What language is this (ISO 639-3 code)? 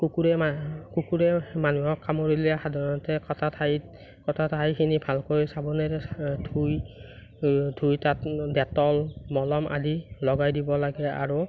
asm